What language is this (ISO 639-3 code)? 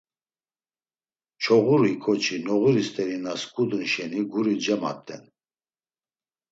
lzz